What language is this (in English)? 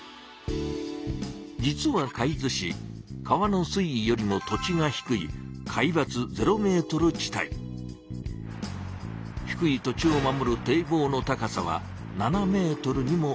Japanese